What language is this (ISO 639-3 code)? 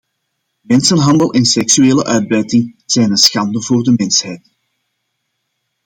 nld